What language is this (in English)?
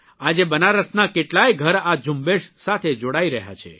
Gujarati